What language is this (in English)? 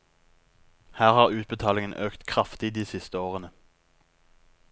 Norwegian